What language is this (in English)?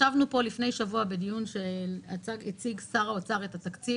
Hebrew